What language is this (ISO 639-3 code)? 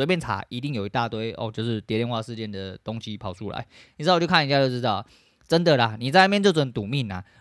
zho